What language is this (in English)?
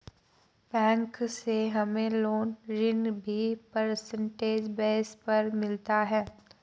Hindi